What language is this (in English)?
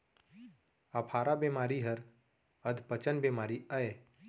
Chhattisgarhi